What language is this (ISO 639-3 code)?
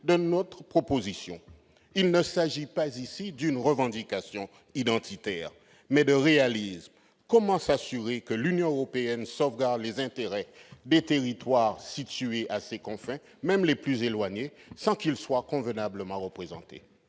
fra